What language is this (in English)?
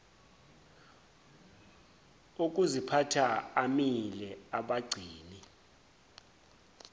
Zulu